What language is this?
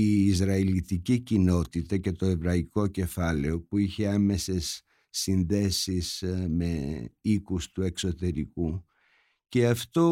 Greek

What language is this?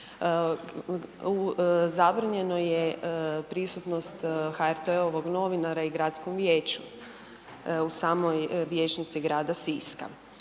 Croatian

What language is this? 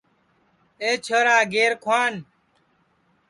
Sansi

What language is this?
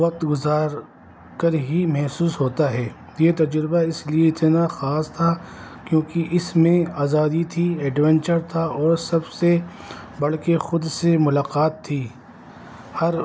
Urdu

